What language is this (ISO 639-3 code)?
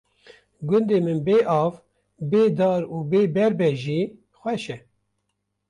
kur